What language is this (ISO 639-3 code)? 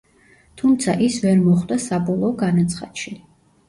kat